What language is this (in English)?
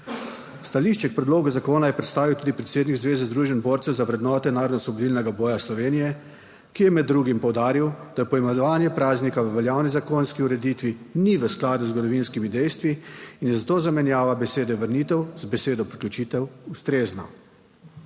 Slovenian